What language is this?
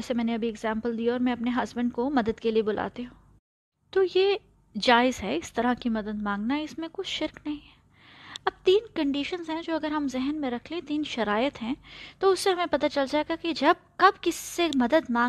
Urdu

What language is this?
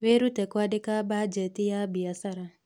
Kikuyu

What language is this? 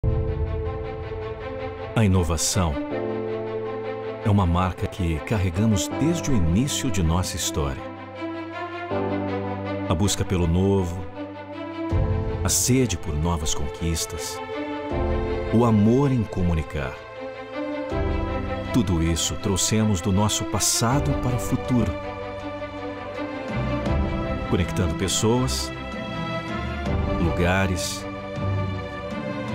Portuguese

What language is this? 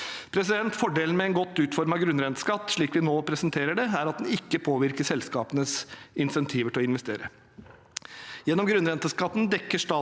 Norwegian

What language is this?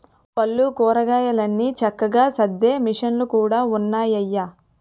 Telugu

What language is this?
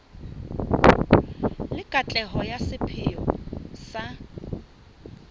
Southern Sotho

